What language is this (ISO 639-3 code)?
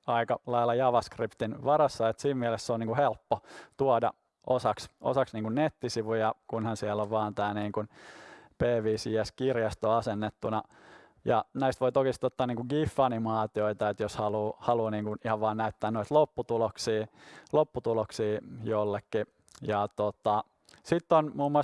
fin